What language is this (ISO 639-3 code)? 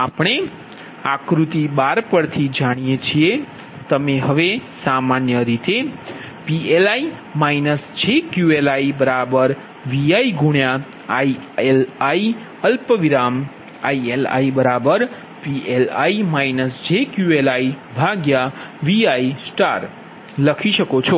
guj